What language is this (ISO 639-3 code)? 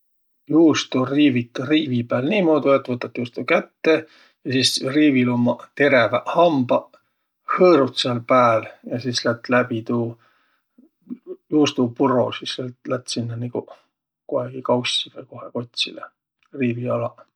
vro